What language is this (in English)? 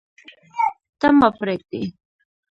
Pashto